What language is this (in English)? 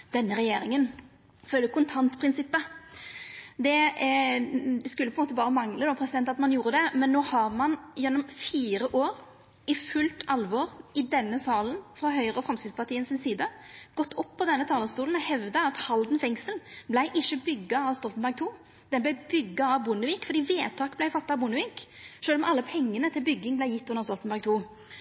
Norwegian Nynorsk